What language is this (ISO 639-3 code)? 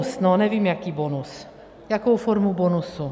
ces